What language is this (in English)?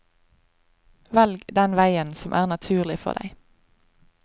Norwegian